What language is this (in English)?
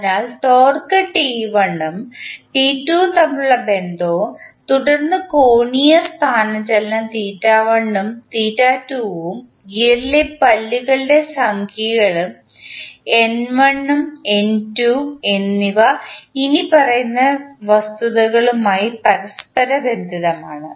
Malayalam